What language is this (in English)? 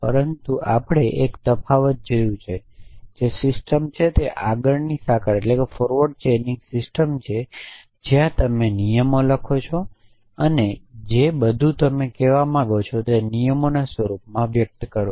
Gujarati